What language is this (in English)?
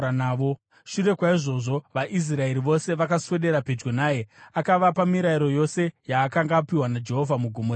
Shona